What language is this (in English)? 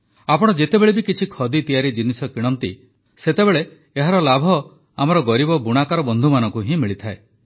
Odia